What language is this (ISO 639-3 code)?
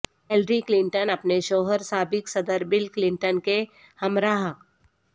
urd